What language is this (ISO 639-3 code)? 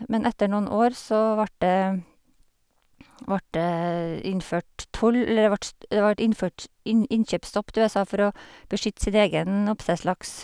nor